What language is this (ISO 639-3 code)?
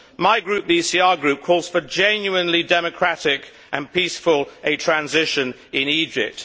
eng